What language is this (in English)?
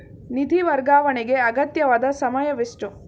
Kannada